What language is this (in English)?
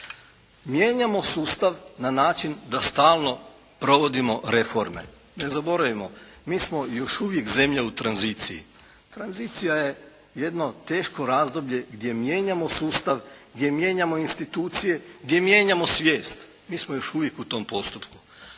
Croatian